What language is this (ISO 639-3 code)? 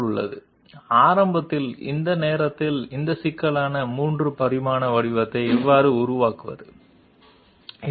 tel